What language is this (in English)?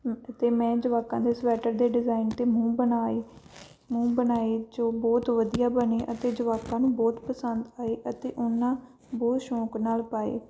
Punjabi